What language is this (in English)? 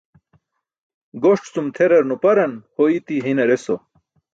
Burushaski